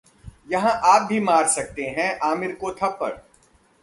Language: Hindi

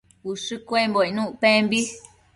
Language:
Matsés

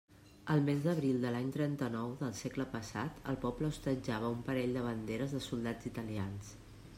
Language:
Catalan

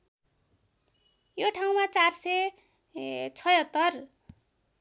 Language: Nepali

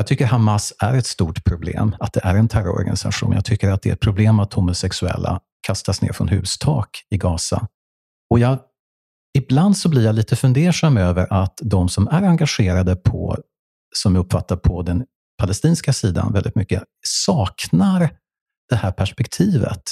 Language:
Swedish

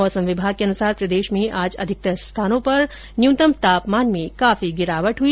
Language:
Hindi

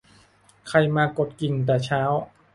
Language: Thai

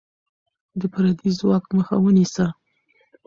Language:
Pashto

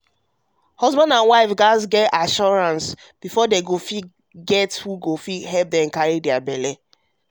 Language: Nigerian Pidgin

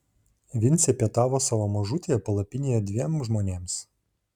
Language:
Lithuanian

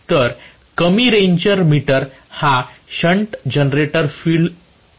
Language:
Marathi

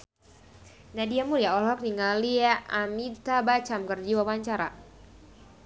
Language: Sundanese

